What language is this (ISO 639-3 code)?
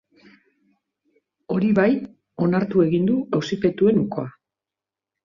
eus